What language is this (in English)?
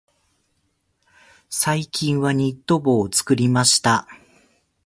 Japanese